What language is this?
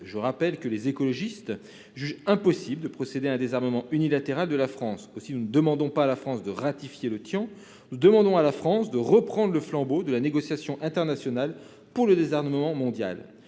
French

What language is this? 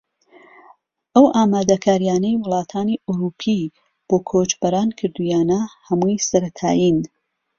Central Kurdish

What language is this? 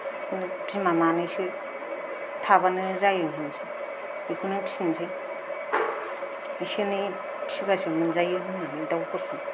Bodo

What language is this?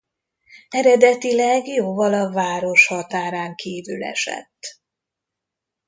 Hungarian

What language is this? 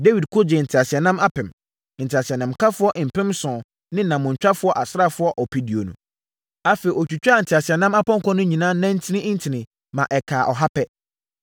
Akan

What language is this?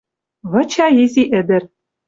Western Mari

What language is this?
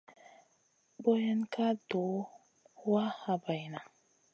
Masana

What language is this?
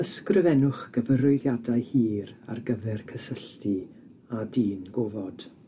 Welsh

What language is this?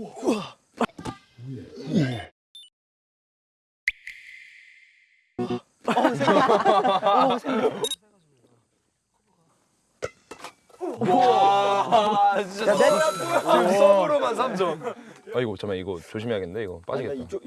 Korean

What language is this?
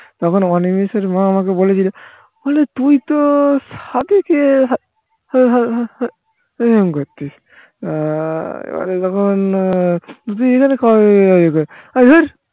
Bangla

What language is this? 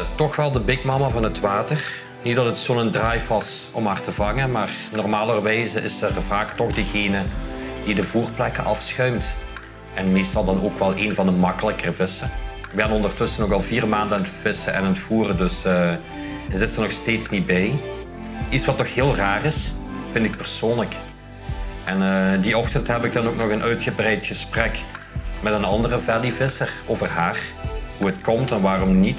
Dutch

